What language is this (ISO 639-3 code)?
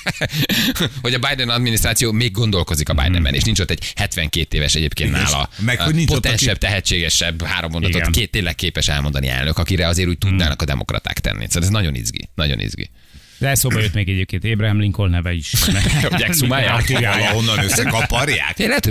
hun